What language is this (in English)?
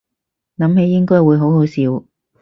Cantonese